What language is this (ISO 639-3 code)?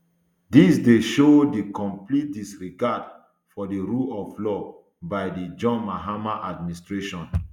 pcm